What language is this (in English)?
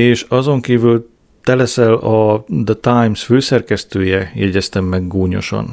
Hungarian